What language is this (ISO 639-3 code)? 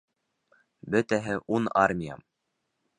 bak